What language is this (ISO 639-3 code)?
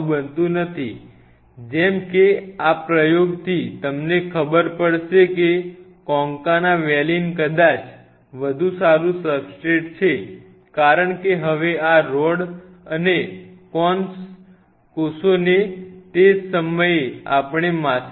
guj